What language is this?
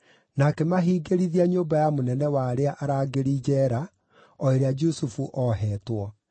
Kikuyu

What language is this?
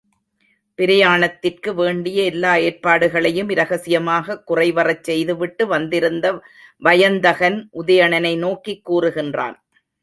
Tamil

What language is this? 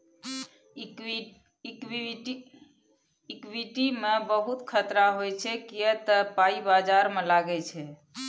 Maithili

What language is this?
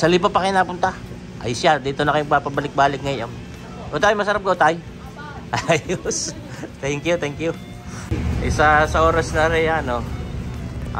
Filipino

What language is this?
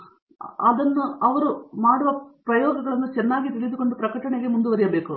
Kannada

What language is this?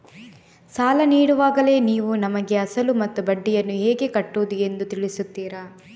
Kannada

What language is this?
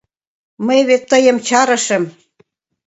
Mari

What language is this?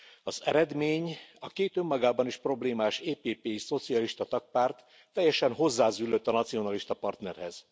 Hungarian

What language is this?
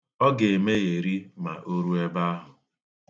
Igbo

